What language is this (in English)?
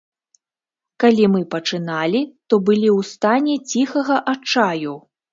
Belarusian